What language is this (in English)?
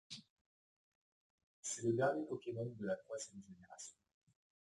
French